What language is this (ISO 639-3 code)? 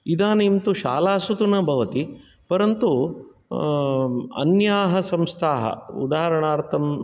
san